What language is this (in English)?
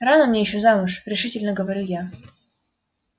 Russian